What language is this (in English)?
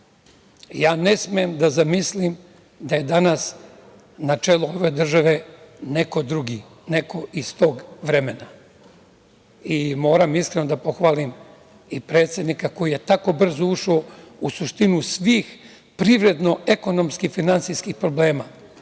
Serbian